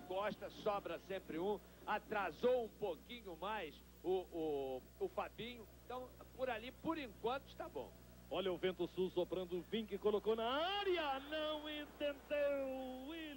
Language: Portuguese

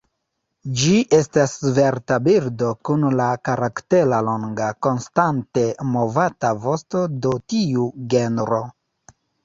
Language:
Esperanto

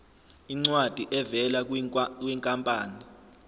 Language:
Zulu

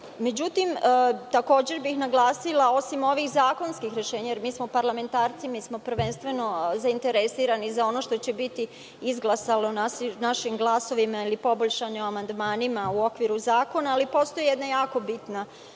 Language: Serbian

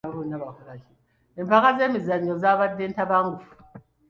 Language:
Ganda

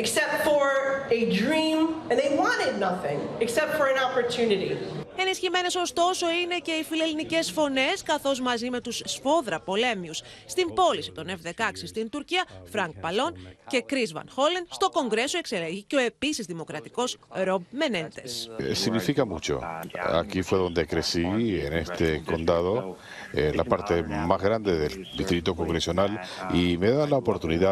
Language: Greek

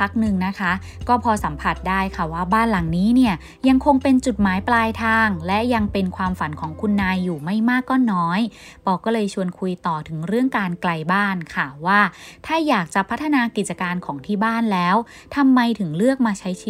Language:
Thai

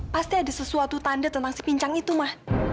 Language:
Indonesian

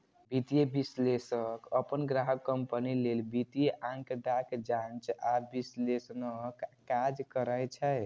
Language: Maithili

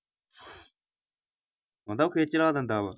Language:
Punjabi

